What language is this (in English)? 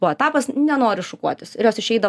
Lithuanian